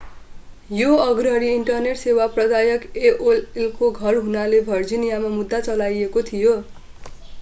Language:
Nepali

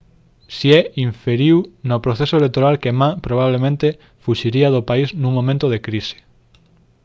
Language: Galician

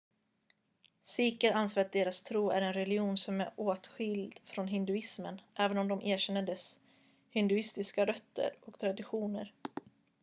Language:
Swedish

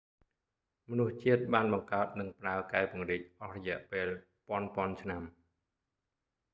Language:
Khmer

